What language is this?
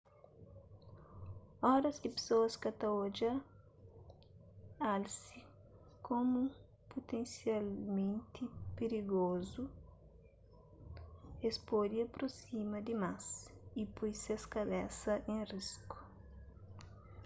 Kabuverdianu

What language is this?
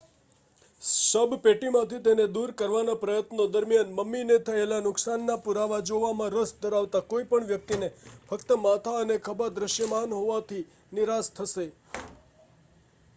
Gujarati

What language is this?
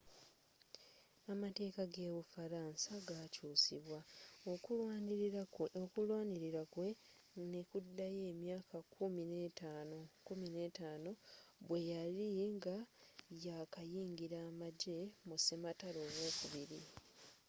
Ganda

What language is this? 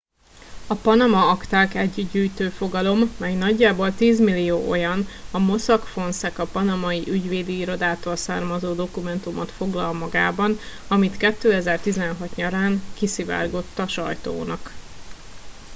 Hungarian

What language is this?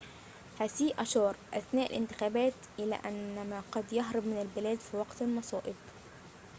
Arabic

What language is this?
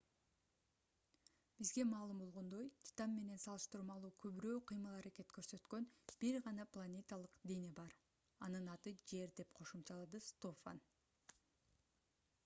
Kyrgyz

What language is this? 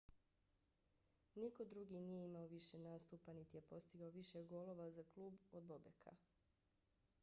Bosnian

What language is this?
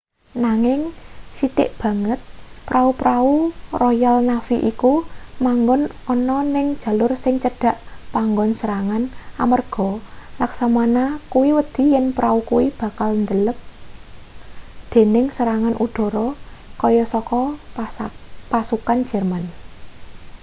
Javanese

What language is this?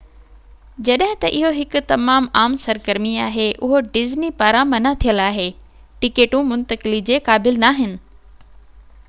Sindhi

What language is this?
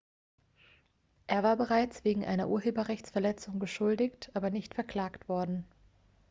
German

